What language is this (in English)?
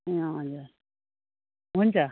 Nepali